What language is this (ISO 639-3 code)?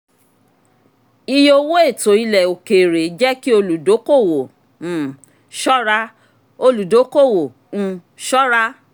yor